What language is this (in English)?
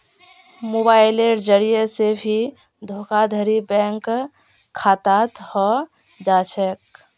Magahi